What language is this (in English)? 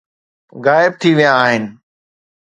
Sindhi